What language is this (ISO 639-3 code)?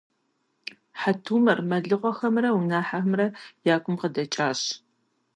kbd